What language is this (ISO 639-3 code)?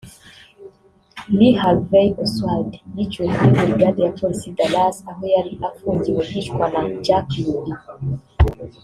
kin